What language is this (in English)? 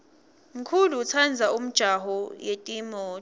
Swati